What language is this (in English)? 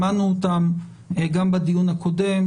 Hebrew